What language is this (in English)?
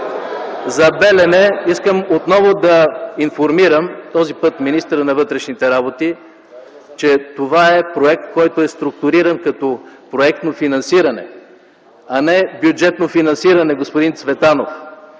Bulgarian